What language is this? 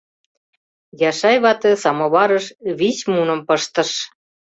Mari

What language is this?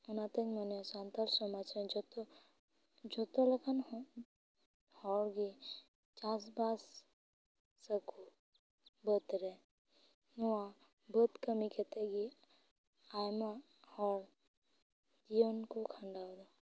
Santali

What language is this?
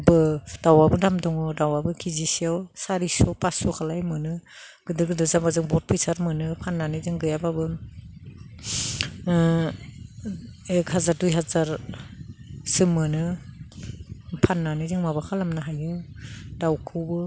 Bodo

